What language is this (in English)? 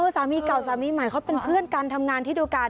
Thai